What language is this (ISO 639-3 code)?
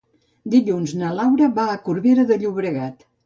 cat